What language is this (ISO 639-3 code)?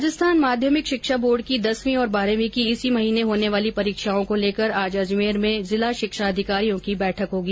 hin